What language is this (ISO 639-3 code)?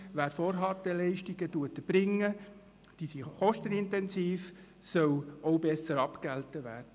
gsw